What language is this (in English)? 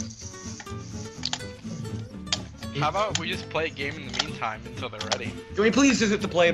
English